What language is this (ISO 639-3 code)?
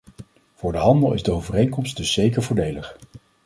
nld